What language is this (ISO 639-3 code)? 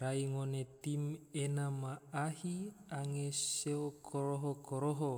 tvo